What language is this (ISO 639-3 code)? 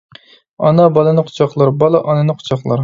uig